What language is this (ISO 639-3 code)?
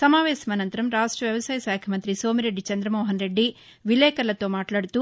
tel